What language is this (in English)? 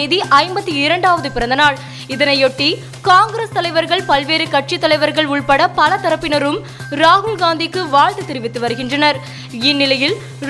Tamil